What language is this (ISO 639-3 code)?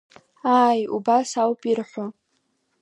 abk